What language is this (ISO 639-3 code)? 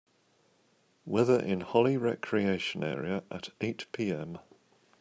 eng